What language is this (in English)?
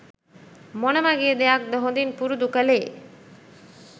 Sinhala